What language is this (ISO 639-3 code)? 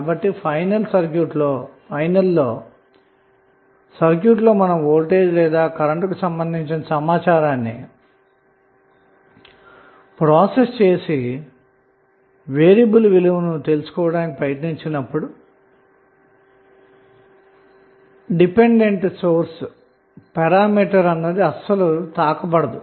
tel